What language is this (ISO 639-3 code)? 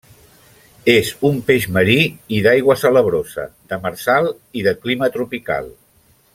cat